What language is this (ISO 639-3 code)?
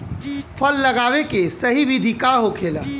bho